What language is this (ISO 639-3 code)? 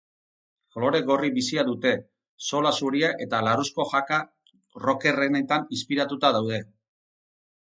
eus